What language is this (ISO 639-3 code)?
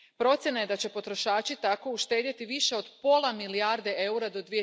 hrv